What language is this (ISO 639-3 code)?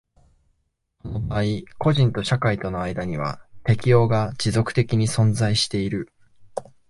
jpn